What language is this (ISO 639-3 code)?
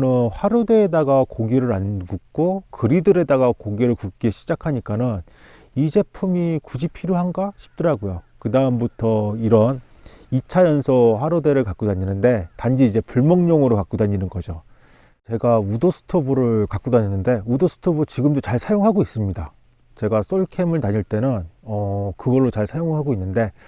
kor